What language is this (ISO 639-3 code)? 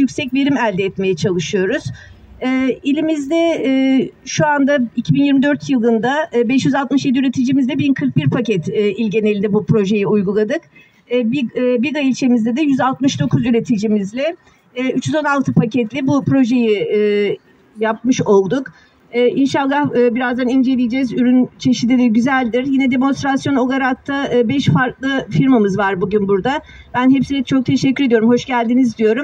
tur